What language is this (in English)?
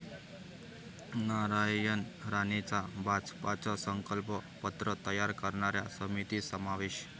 Marathi